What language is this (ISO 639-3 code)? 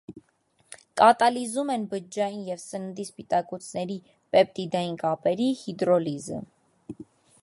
hye